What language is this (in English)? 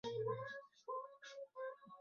Chinese